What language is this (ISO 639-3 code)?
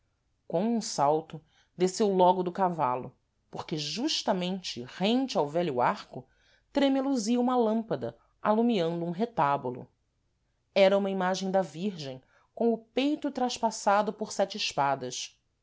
por